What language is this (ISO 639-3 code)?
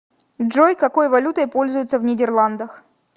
rus